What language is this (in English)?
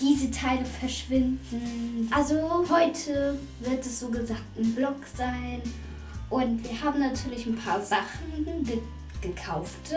German